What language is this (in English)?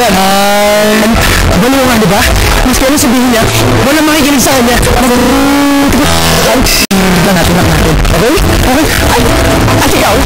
Filipino